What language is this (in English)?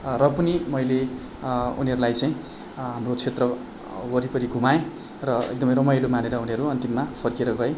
Nepali